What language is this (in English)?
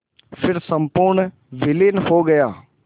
Hindi